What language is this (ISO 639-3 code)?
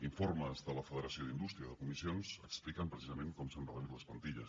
cat